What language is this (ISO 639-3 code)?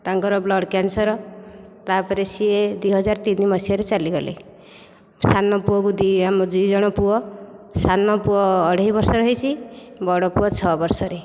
ori